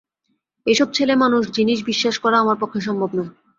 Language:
Bangla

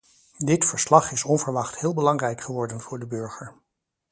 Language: Dutch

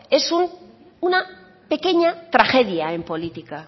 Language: Spanish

